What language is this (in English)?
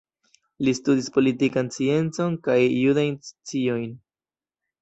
Esperanto